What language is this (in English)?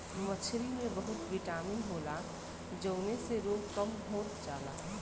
Bhojpuri